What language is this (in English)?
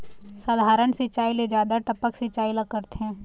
Chhattisgarhi